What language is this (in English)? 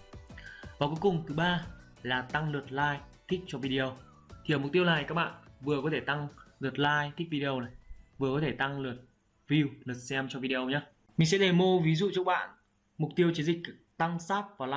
Vietnamese